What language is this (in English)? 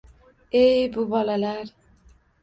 Uzbek